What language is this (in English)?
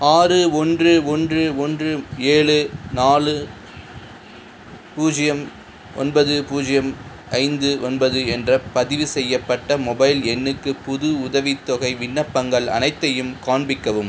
Tamil